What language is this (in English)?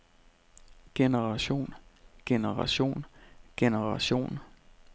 Danish